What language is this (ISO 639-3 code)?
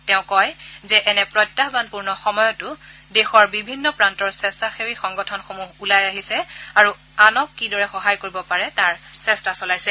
asm